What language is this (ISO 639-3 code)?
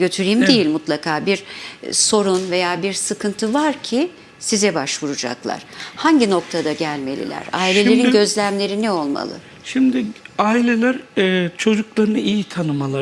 tur